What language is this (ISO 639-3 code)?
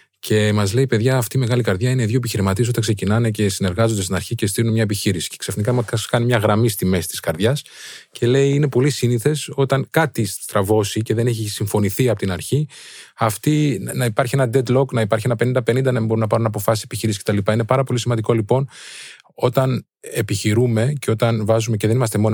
ell